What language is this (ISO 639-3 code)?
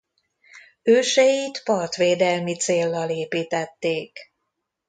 hun